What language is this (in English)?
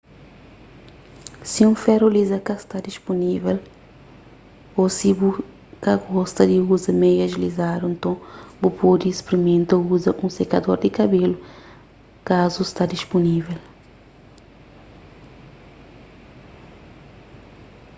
Kabuverdianu